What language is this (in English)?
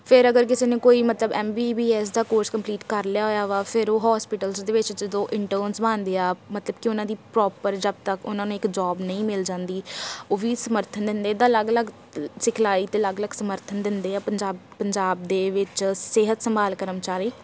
Punjabi